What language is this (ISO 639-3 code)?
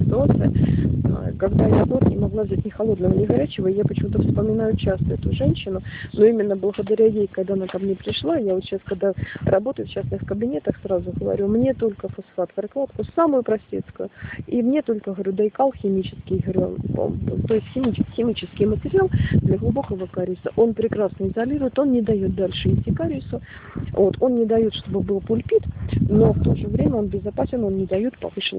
rus